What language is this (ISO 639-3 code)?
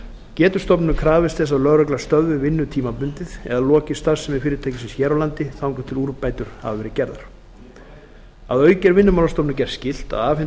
isl